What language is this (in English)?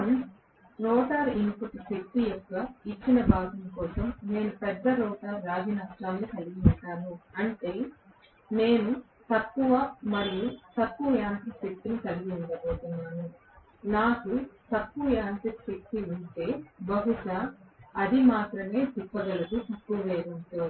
Telugu